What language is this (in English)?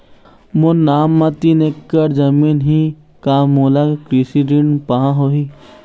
Chhattisgarhi